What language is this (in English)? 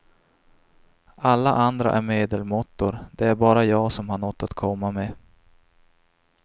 Swedish